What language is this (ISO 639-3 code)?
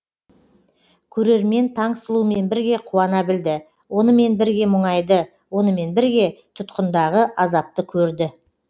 kaz